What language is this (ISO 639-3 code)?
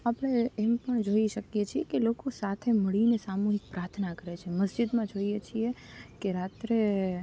guj